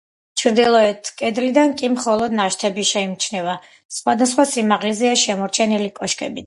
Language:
Georgian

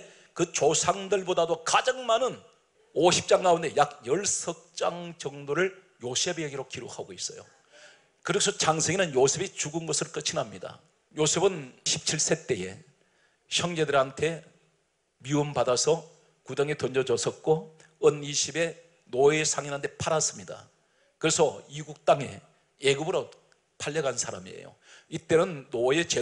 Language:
Korean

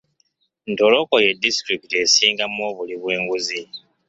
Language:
Ganda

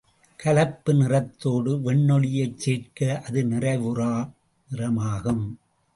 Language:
Tamil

